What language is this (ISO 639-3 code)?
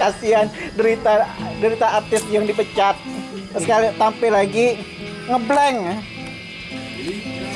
ind